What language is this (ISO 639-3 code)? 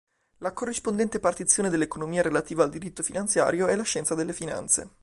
ita